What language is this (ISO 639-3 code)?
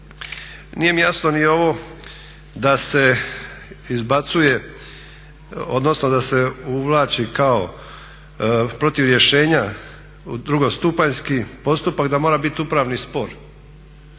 hrv